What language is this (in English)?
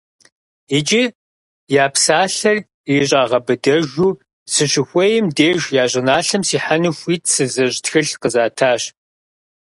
Kabardian